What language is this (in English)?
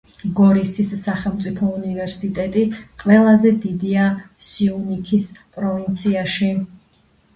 Georgian